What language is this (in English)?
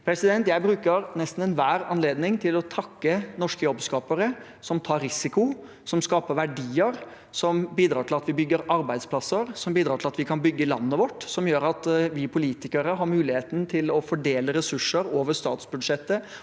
Norwegian